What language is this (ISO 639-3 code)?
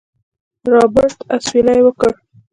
pus